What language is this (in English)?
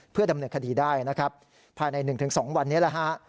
Thai